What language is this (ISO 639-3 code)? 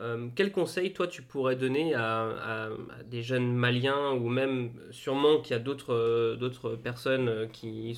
fra